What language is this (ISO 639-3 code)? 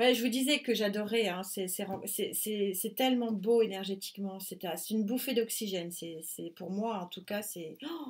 fra